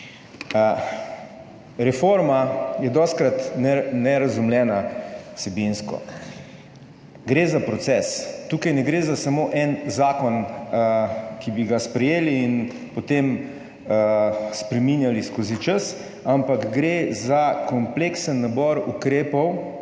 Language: Slovenian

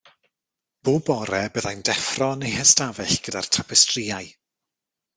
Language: Welsh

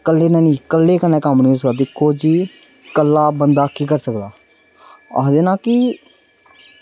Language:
Dogri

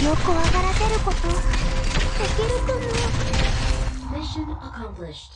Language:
Japanese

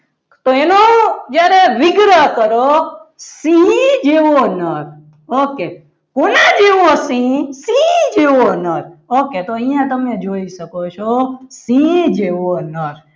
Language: Gujarati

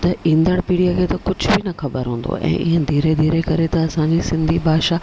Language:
Sindhi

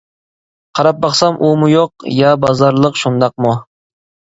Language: Uyghur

